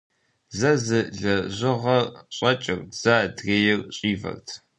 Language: Kabardian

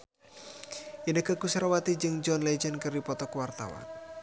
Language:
Sundanese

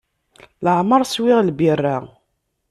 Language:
Kabyle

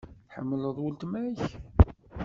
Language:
Kabyle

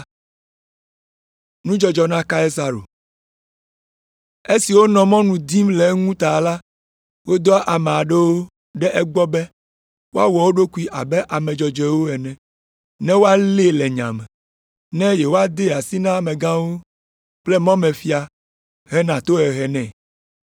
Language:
Ewe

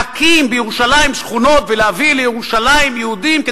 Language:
Hebrew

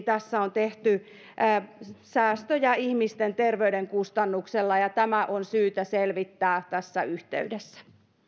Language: Finnish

